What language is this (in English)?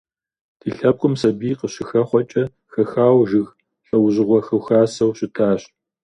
Kabardian